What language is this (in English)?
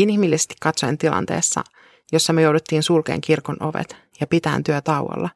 Finnish